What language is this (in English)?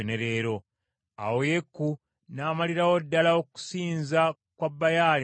Ganda